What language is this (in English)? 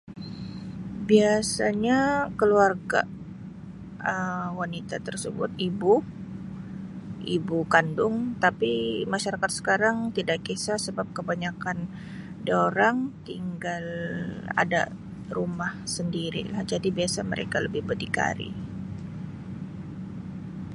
Sabah Malay